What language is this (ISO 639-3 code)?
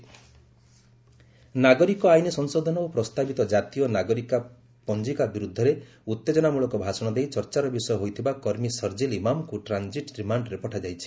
ori